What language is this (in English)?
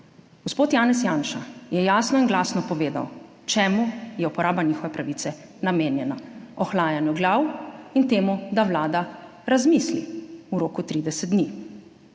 Slovenian